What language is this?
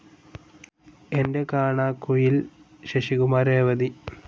Malayalam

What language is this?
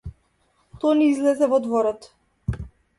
Macedonian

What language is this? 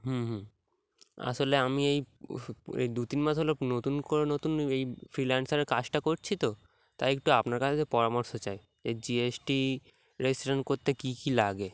Bangla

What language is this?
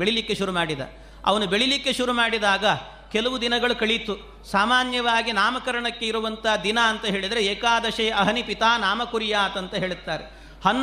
Kannada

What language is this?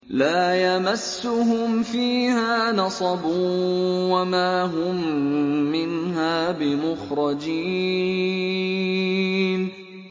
Arabic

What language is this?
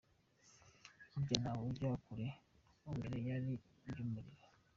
Kinyarwanda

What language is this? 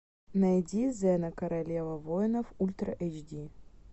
Russian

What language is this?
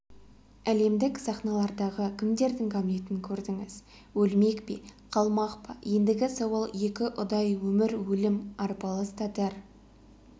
Kazakh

